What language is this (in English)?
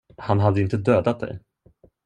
Swedish